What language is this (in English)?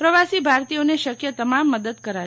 Gujarati